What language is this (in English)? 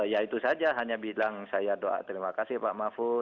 Indonesian